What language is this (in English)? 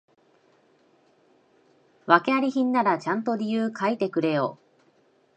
Japanese